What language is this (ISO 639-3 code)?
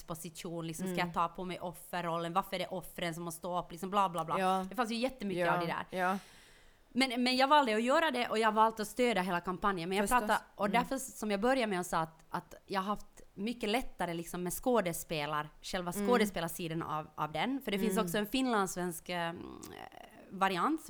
swe